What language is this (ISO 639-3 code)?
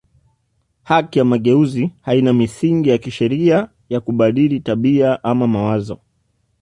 swa